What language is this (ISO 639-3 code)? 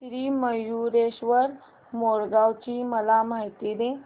mar